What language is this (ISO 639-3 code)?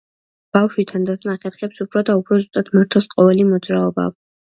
kat